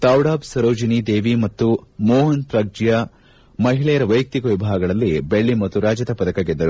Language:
Kannada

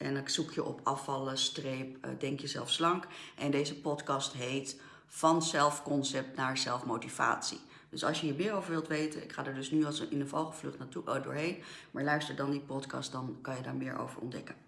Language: Dutch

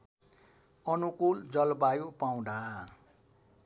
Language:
Nepali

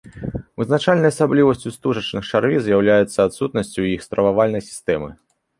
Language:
Belarusian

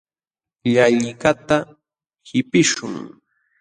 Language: Jauja Wanca Quechua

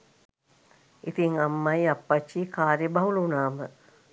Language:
Sinhala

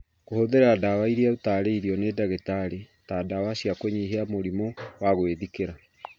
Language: Kikuyu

